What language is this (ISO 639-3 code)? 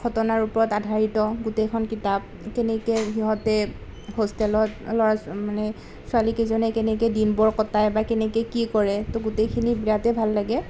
asm